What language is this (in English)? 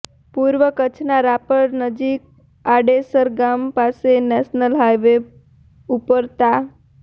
Gujarati